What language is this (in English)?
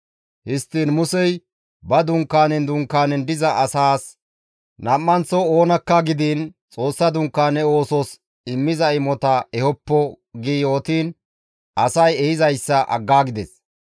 Gamo